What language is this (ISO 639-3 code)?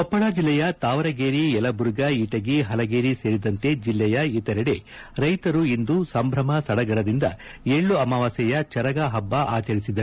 kan